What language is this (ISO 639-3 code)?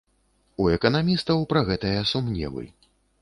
bel